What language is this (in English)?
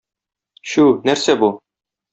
Tatar